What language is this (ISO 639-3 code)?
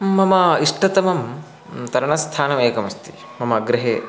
san